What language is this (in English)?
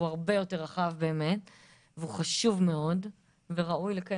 Hebrew